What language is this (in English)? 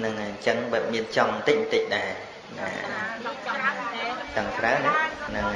Vietnamese